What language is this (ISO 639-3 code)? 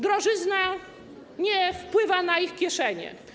pol